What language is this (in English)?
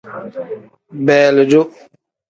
Tem